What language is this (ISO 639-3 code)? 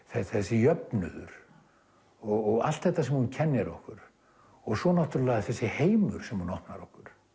isl